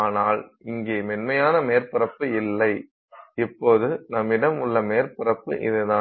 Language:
Tamil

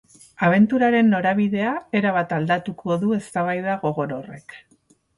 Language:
Basque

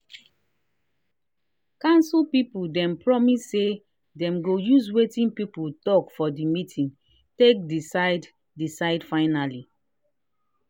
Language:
Nigerian Pidgin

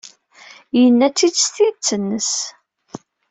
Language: Kabyle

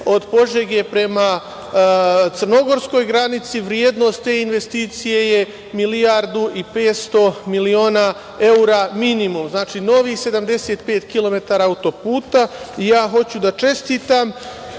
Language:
Serbian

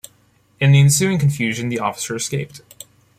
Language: English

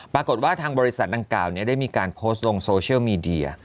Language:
Thai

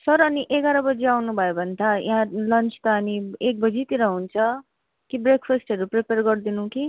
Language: Nepali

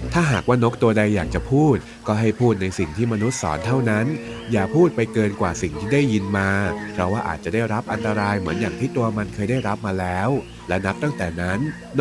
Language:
Thai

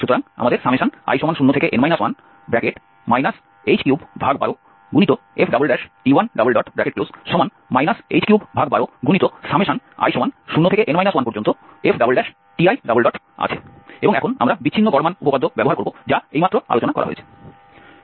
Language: Bangla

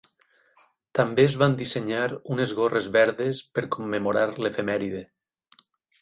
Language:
Catalan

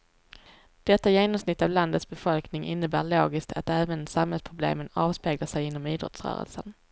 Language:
Swedish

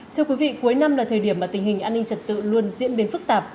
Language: Vietnamese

